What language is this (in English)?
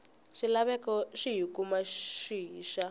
Tsonga